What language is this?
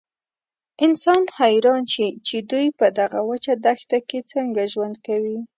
Pashto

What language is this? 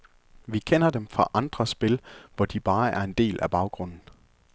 Danish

